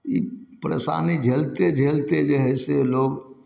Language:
Maithili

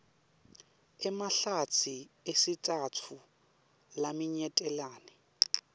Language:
Swati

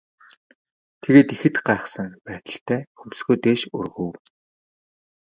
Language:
Mongolian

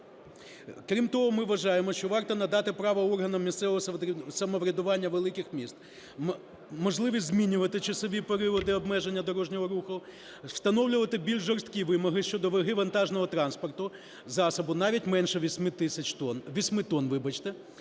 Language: Ukrainian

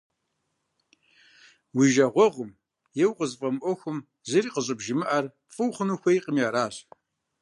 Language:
Kabardian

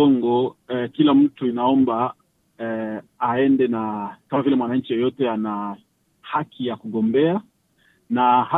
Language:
Swahili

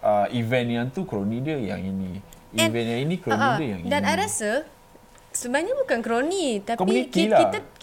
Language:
Malay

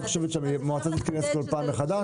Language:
Hebrew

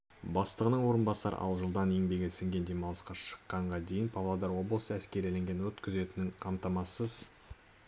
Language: Kazakh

